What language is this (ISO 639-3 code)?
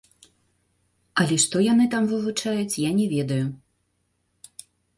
bel